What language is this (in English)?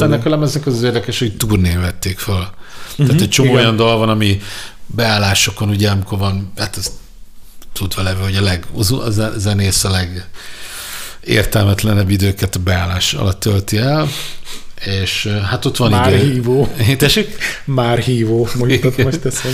Hungarian